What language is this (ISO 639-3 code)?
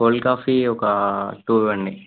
tel